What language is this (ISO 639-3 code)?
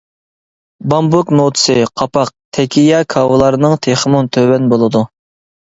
uig